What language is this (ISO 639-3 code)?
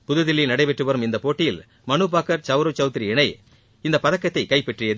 tam